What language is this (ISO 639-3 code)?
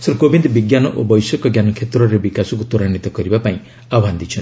ori